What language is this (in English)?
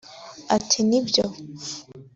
Kinyarwanda